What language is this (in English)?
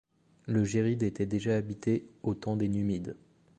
French